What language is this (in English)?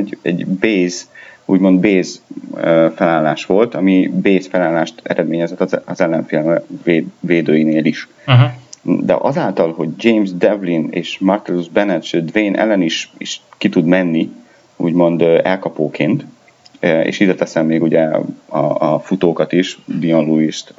Hungarian